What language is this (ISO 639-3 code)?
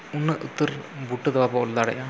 sat